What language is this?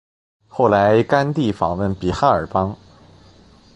Chinese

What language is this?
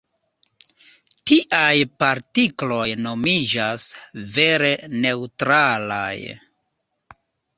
Esperanto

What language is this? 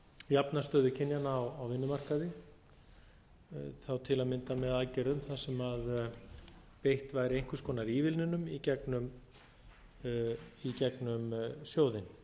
Icelandic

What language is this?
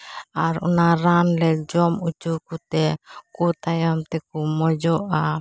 Santali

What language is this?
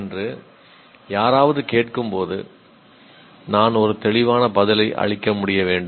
Tamil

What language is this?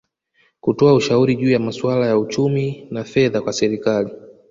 Swahili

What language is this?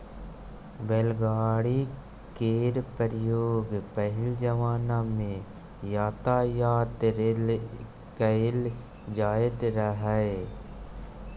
Maithili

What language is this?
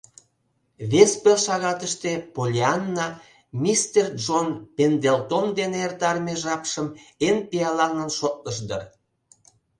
Mari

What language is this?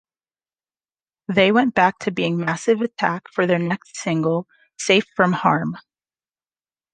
English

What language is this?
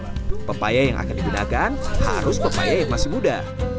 Indonesian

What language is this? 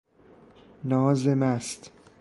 Persian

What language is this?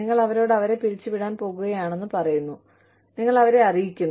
Malayalam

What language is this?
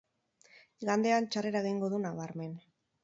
Basque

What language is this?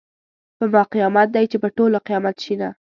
Pashto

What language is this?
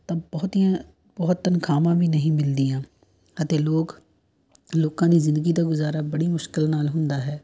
Punjabi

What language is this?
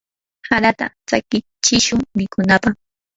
Yanahuanca Pasco Quechua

